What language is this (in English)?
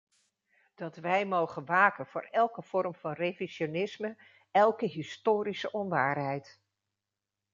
Dutch